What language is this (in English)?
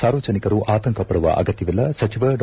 Kannada